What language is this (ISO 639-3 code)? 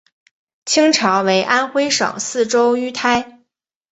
zho